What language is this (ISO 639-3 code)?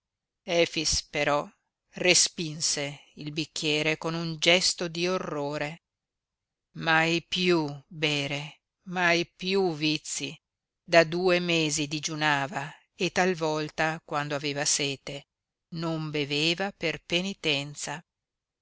ita